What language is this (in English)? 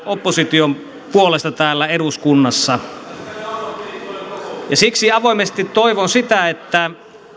Finnish